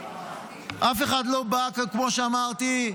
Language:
Hebrew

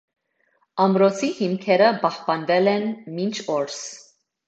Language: Armenian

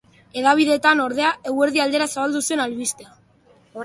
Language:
Basque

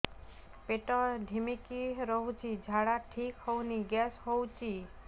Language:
Odia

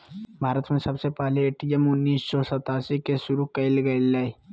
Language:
Magahi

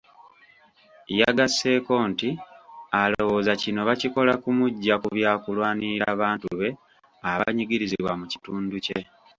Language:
Ganda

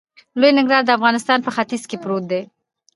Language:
Pashto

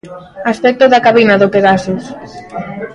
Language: Galician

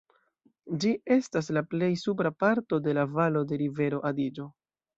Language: Esperanto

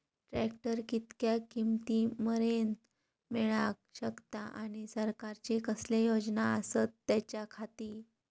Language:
Marathi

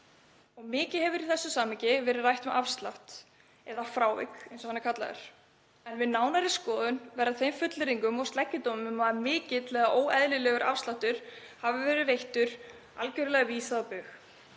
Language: Icelandic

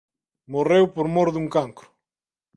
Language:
Galician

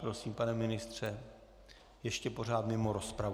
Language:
Czech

